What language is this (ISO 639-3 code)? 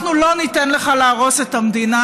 heb